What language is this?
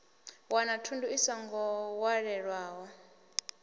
Venda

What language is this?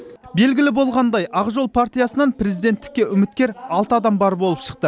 Kazakh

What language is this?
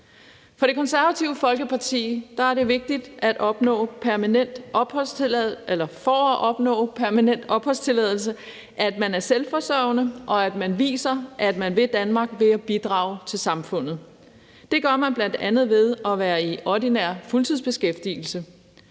Danish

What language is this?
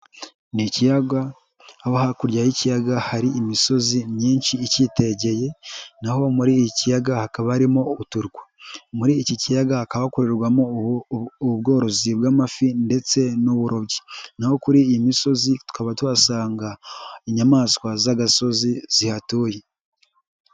Kinyarwanda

